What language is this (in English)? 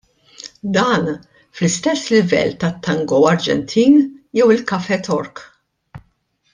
Maltese